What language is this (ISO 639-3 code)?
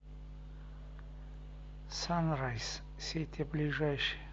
rus